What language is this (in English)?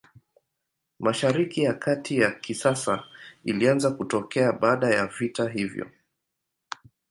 Swahili